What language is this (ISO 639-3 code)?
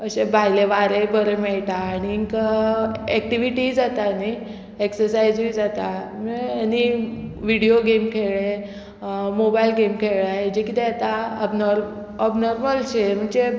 kok